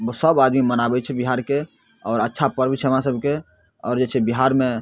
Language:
Maithili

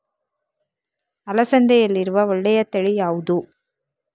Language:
Kannada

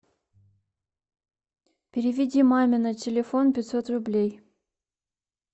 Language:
Russian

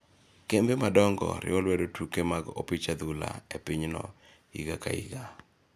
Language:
Luo (Kenya and Tanzania)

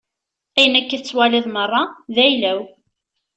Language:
Kabyle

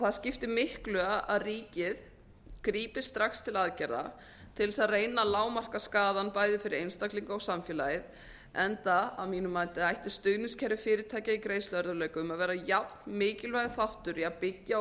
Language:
Icelandic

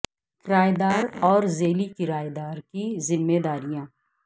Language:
Urdu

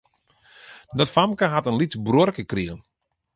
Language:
Western Frisian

